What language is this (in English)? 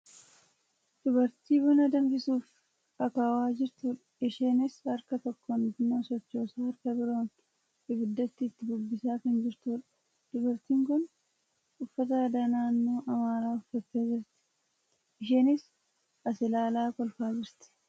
Oromo